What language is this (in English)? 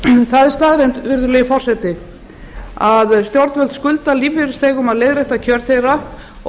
Icelandic